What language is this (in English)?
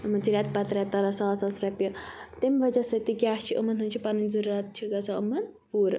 Kashmiri